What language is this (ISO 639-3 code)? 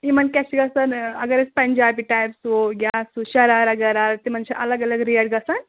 kas